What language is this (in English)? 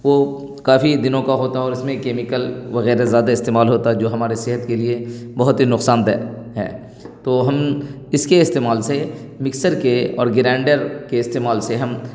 Urdu